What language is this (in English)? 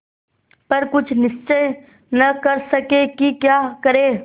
Hindi